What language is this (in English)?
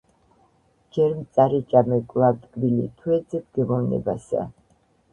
Georgian